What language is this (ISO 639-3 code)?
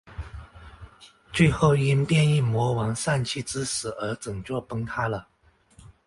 zho